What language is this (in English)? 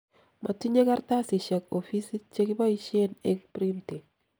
Kalenjin